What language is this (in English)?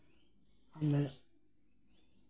Santali